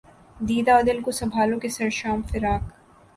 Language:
Urdu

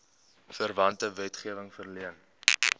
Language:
Afrikaans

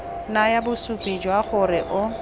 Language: Tswana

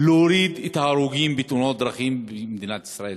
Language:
Hebrew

